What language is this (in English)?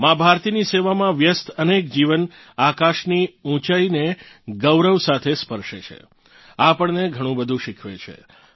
Gujarati